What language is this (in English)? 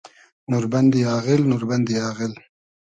Hazaragi